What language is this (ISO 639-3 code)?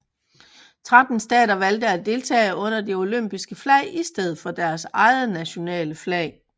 dan